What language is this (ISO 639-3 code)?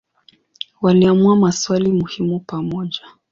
swa